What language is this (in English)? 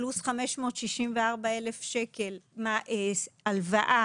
Hebrew